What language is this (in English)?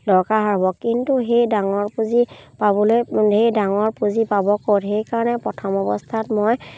Assamese